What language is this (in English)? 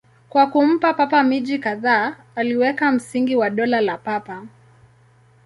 Swahili